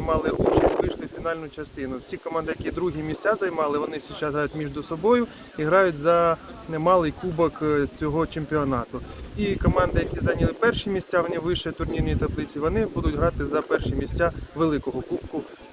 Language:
Ukrainian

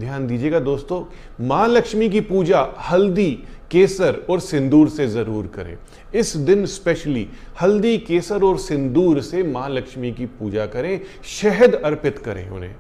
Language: Hindi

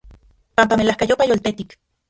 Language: Central Puebla Nahuatl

